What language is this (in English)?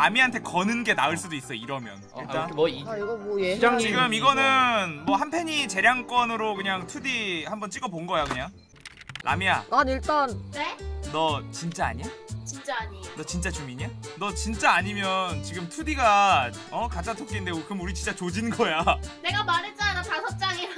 Korean